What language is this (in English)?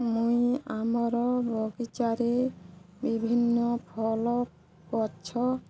Odia